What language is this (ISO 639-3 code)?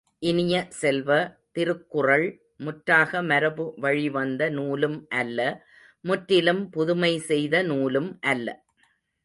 tam